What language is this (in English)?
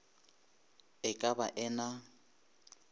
Northern Sotho